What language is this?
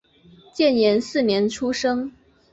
Chinese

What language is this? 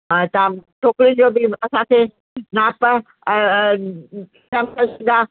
Sindhi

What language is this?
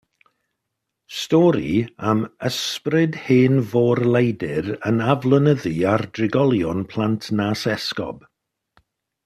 Welsh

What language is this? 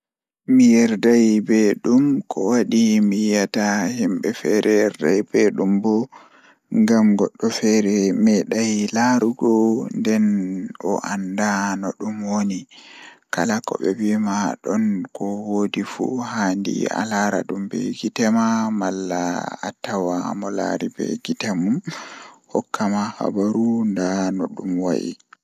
Fula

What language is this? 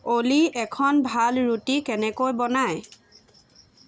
Assamese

